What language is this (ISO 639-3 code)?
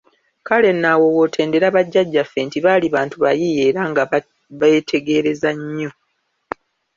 lug